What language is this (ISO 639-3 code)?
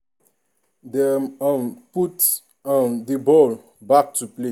pcm